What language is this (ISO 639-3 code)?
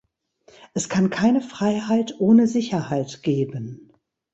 deu